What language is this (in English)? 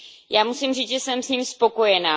Czech